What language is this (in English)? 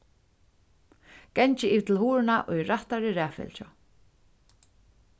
Faroese